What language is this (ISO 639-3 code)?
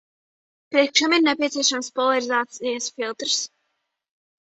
lav